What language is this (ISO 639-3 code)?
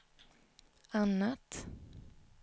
swe